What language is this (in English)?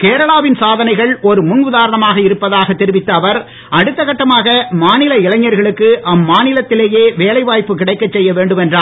Tamil